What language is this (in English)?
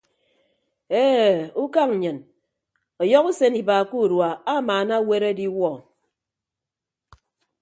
Ibibio